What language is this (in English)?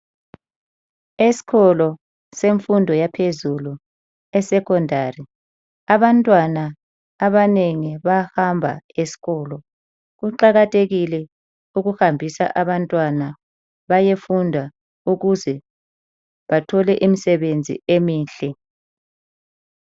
North Ndebele